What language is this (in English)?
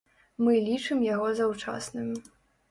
Belarusian